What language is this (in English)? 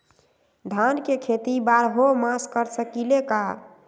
Magahi